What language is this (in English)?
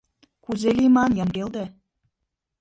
Mari